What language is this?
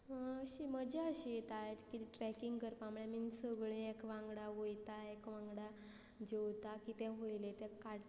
Konkani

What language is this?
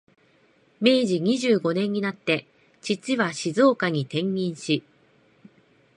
Japanese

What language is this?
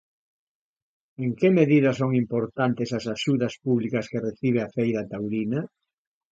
Galician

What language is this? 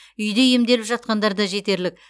Kazakh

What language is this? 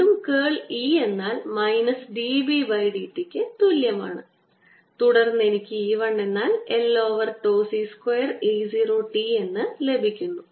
Malayalam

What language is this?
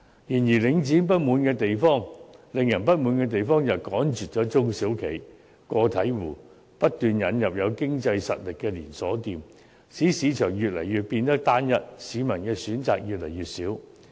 Cantonese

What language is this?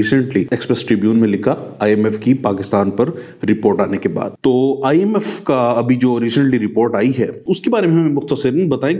Urdu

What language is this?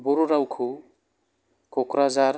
Bodo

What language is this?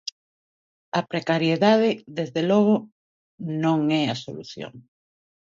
Galician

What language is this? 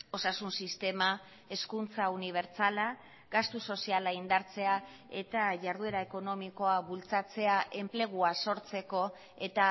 Basque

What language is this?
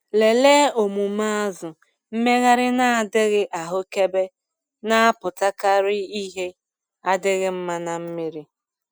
Igbo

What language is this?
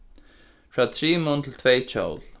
Faroese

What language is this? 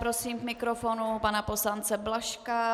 Czech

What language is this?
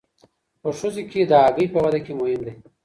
Pashto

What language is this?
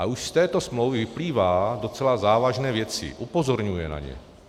Czech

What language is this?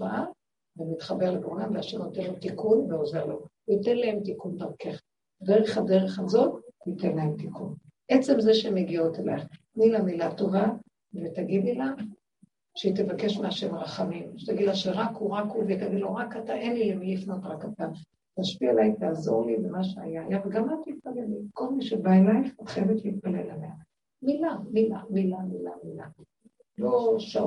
Hebrew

